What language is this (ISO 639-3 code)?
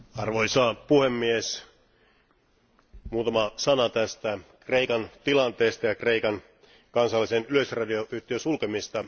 fin